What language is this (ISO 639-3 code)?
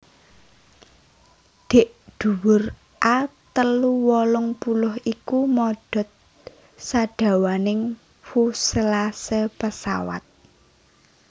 jav